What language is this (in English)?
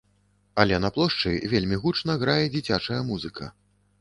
Belarusian